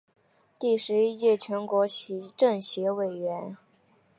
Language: Chinese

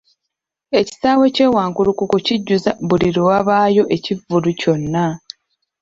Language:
Ganda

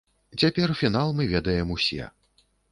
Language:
Belarusian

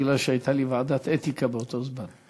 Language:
Hebrew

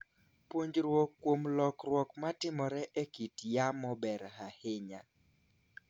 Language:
Luo (Kenya and Tanzania)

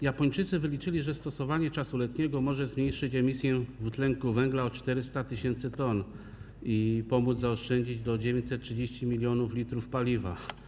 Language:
Polish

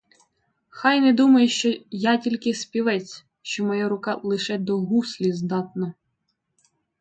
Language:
Ukrainian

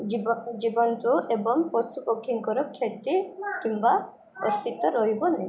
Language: Odia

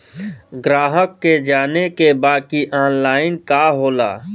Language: Bhojpuri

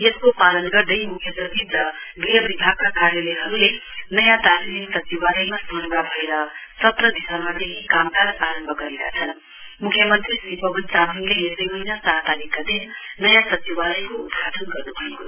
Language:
Nepali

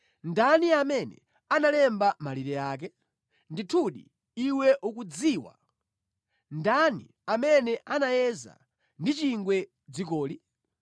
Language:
Nyanja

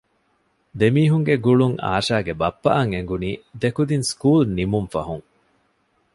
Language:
Divehi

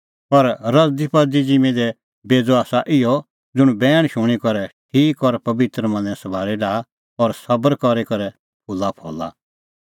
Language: Kullu Pahari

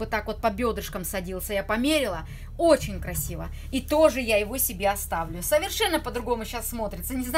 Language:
Russian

